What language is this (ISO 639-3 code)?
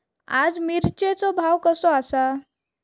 mar